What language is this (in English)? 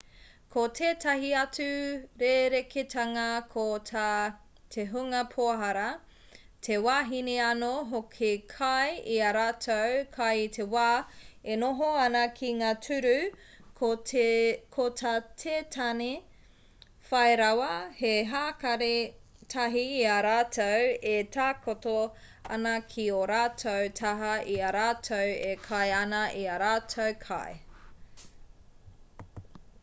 Māori